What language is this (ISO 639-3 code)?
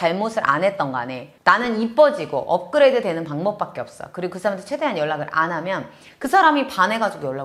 kor